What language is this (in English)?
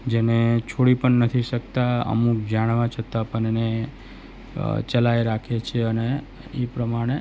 Gujarati